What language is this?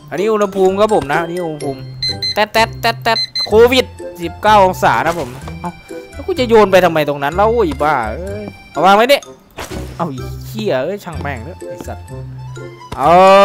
Thai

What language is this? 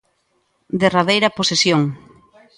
Galician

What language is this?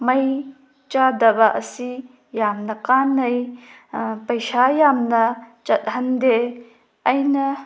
Manipuri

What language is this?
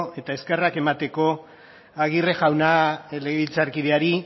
Basque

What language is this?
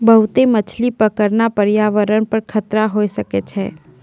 Maithili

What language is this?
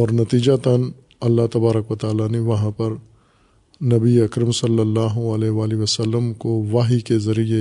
Urdu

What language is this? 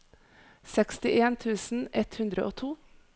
Norwegian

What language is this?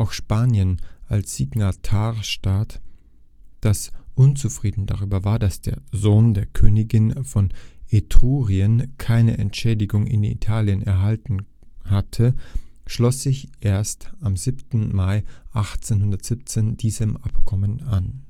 German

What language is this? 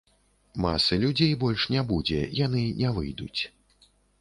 Belarusian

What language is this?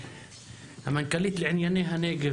Hebrew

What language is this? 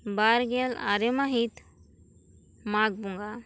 Santali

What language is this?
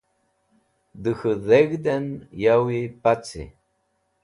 Wakhi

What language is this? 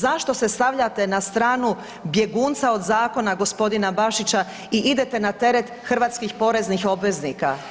Croatian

